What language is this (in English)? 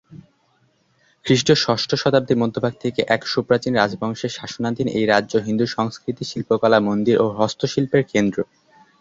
Bangla